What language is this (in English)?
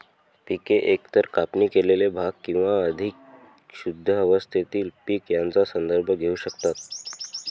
Marathi